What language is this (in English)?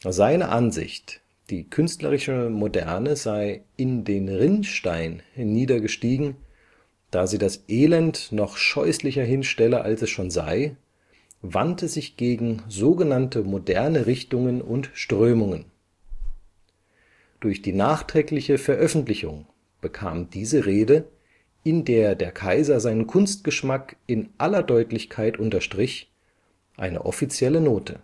German